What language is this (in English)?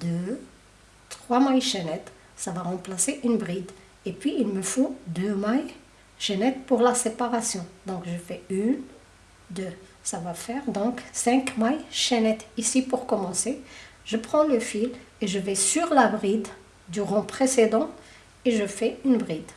French